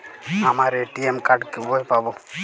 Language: Bangla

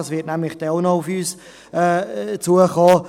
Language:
Swiss German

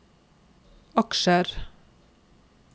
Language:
Norwegian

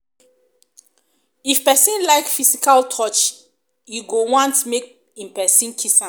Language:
Nigerian Pidgin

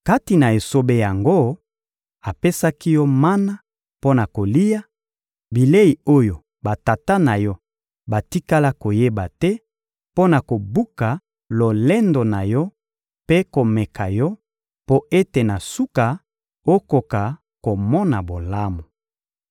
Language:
Lingala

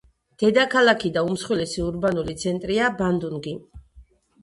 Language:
Georgian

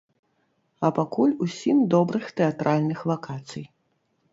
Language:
Belarusian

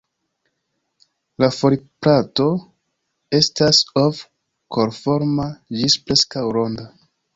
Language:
Esperanto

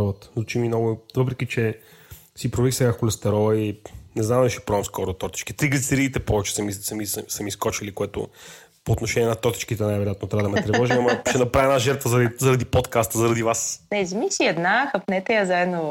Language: Bulgarian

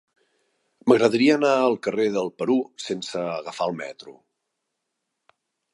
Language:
Catalan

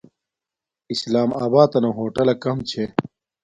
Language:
Domaaki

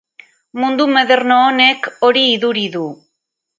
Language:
Basque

